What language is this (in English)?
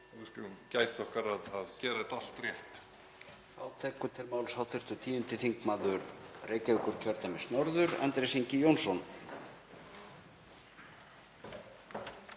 Icelandic